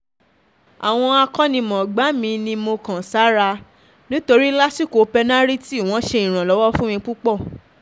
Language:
Yoruba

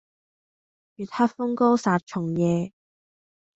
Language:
Cantonese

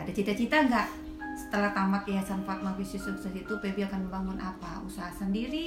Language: Indonesian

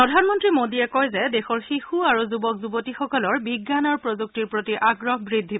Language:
Assamese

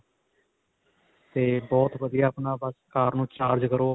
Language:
Punjabi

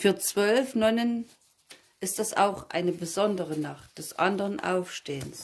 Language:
German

